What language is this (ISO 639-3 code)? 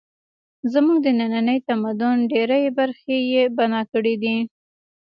pus